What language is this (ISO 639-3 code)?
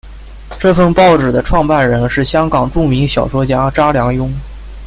zho